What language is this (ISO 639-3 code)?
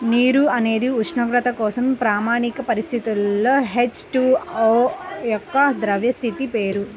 tel